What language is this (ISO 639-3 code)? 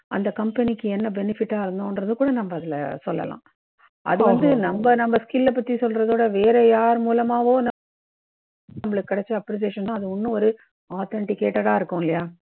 tam